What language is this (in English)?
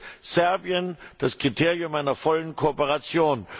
German